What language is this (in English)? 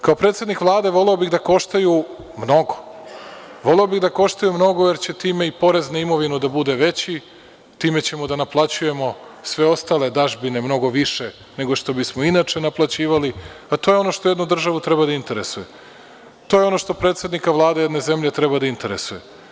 Serbian